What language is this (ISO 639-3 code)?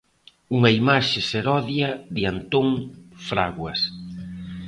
glg